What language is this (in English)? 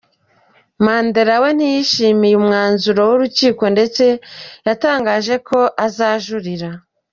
Kinyarwanda